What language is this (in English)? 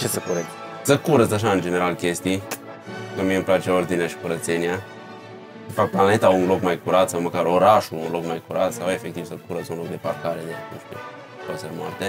Romanian